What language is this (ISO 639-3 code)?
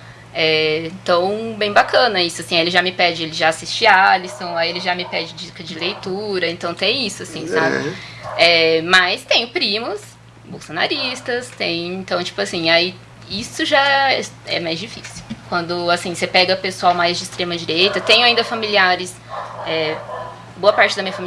por